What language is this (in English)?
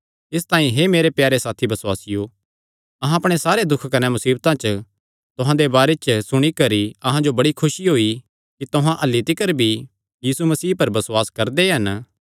Kangri